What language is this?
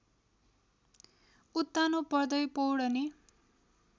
Nepali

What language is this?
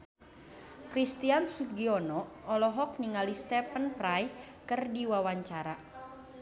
Sundanese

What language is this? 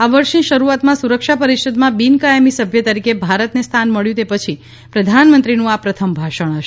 Gujarati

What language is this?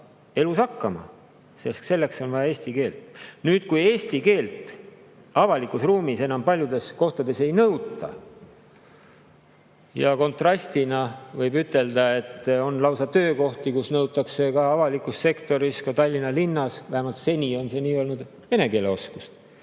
Estonian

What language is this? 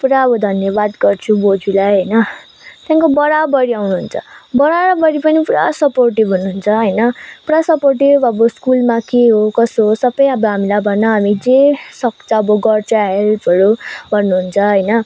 Nepali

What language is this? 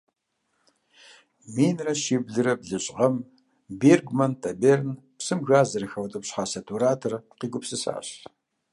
Kabardian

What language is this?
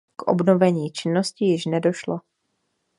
Czech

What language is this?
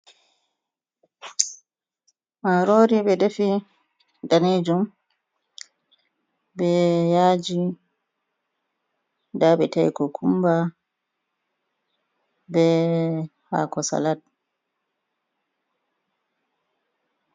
Fula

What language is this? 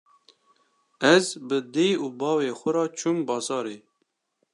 Kurdish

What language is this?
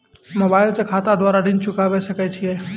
Maithili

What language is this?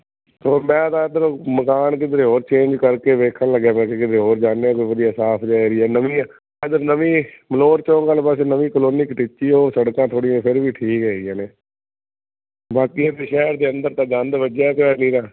Punjabi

